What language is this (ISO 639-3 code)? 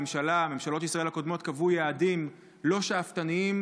heb